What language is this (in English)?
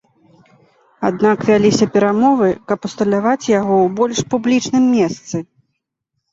Belarusian